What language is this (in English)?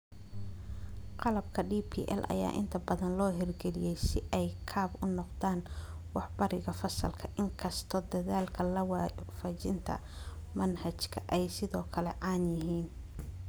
Somali